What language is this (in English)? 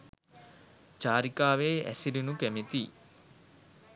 Sinhala